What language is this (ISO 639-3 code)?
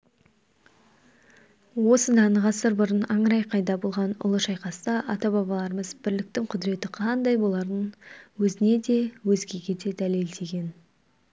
kaz